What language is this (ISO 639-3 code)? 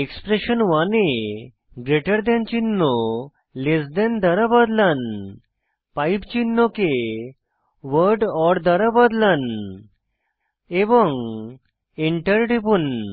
ben